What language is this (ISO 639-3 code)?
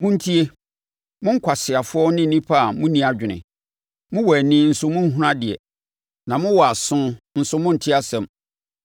aka